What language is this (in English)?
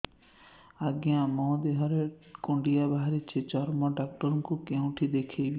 Odia